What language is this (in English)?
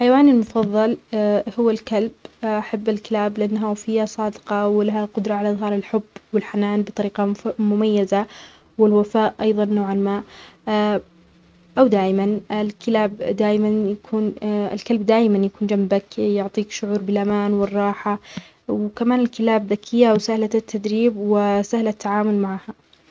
Omani Arabic